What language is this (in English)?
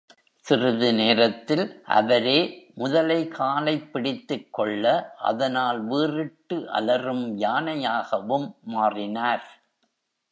Tamil